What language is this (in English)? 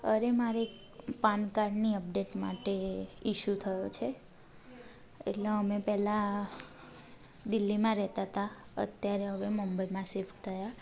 Gujarati